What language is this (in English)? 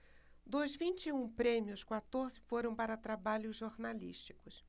Portuguese